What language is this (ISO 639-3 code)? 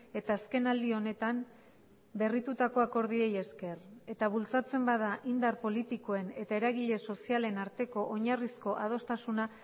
eus